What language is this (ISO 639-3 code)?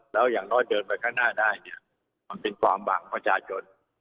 tha